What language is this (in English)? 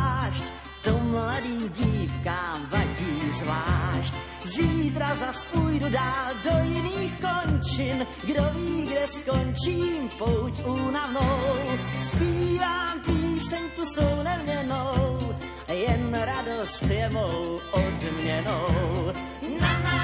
Slovak